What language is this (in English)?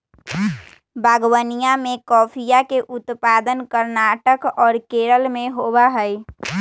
Magahi